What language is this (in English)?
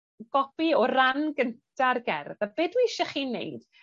Welsh